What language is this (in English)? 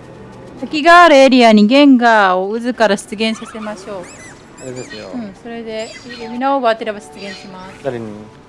Japanese